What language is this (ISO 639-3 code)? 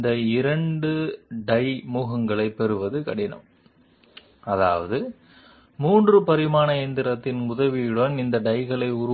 tel